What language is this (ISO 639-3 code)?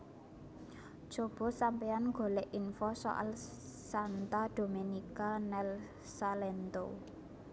jav